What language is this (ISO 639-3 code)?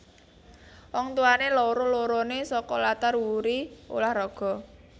jav